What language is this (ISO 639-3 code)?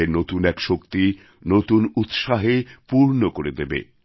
ben